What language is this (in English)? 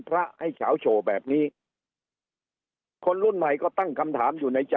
Thai